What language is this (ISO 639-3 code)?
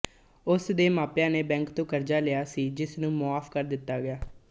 pan